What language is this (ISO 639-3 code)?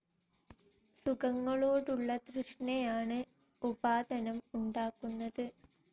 mal